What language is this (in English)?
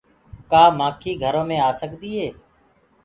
Gurgula